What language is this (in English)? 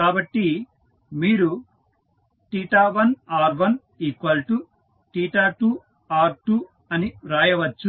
Telugu